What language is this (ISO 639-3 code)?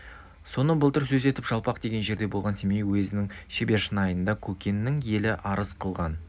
kaz